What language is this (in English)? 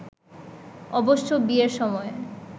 Bangla